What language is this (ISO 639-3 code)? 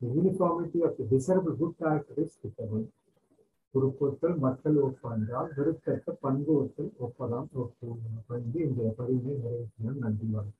tam